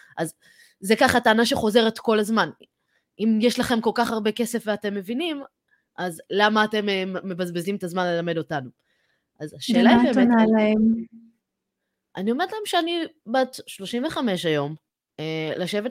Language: Hebrew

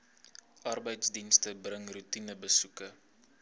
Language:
Afrikaans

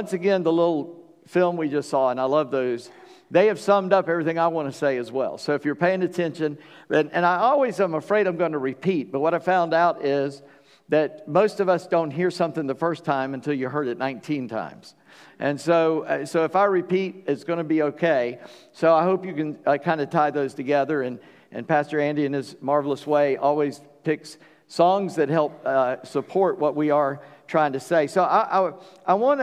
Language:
English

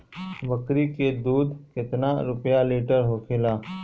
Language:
Bhojpuri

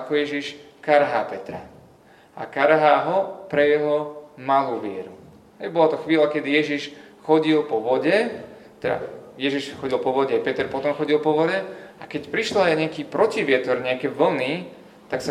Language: Slovak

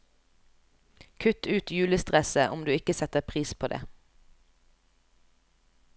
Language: Norwegian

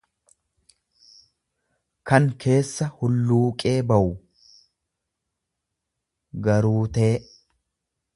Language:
Oromo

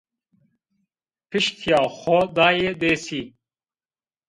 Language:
Zaza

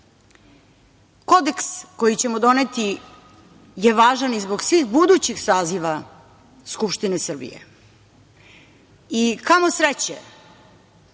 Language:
Serbian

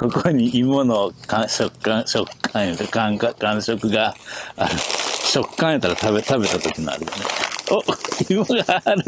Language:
Japanese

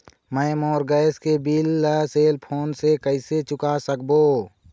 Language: Chhattisgarhi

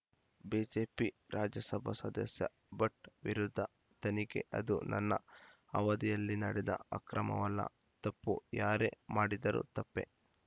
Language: Kannada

